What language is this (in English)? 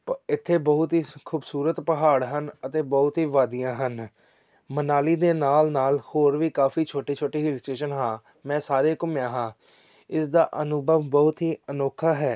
Punjabi